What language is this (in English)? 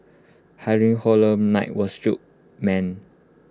English